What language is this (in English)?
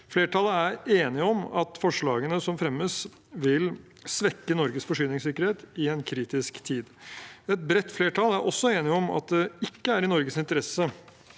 Norwegian